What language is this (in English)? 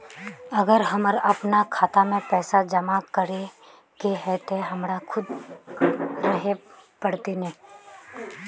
Magahi